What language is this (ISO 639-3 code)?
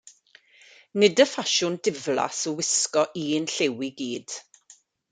cym